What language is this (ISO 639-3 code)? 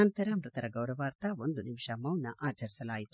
kan